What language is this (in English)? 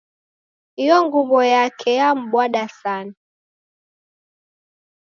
Taita